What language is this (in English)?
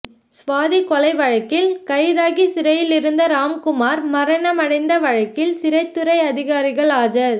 Tamil